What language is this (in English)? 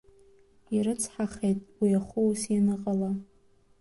Abkhazian